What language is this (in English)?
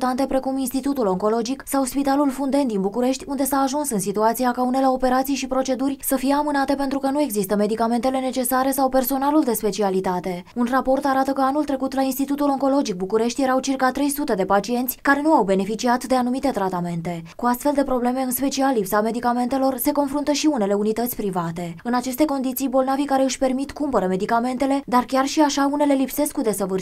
Romanian